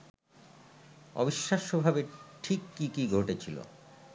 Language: Bangla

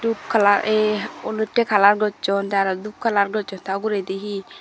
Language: Chakma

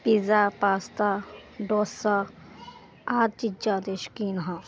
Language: Punjabi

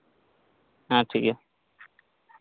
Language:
Santali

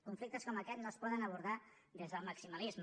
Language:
Catalan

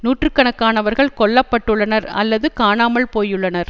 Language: Tamil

